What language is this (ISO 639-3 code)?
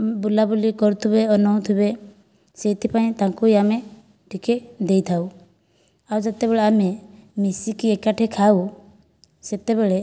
ori